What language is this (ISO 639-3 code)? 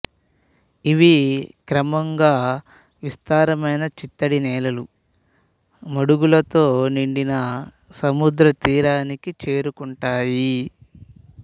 tel